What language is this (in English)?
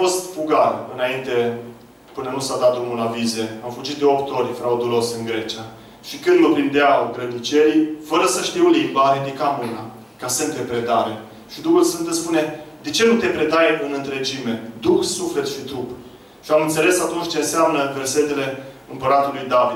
Romanian